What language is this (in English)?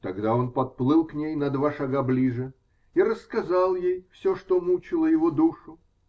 Russian